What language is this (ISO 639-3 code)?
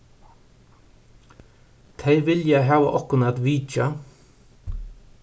fao